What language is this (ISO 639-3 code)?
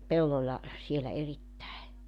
fin